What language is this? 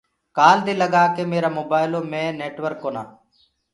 Gurgula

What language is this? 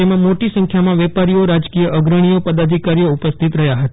Gujarati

